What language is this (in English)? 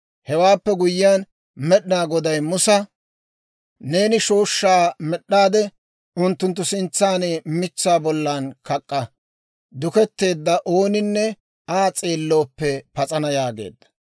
Dawro